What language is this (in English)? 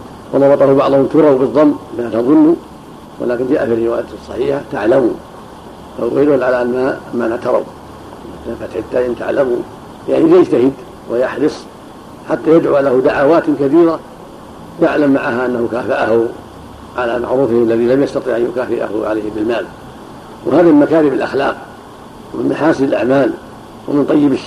Arabic